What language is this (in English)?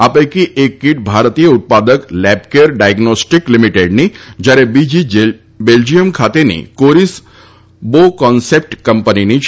Gujarati